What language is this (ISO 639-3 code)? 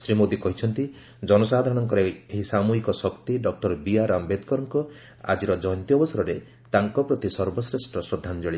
ori